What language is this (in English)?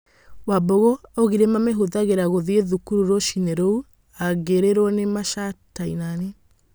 Kikuyu